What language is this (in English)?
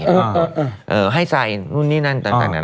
Thai